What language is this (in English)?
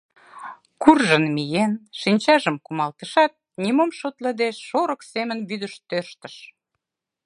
Mari